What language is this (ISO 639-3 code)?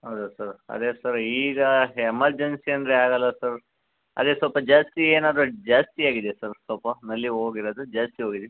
kan